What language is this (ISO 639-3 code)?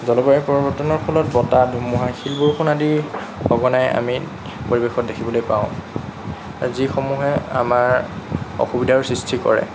asm